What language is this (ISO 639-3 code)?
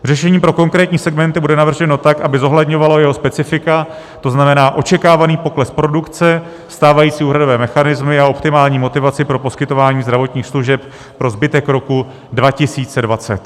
ces